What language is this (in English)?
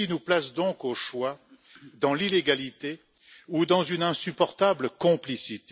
French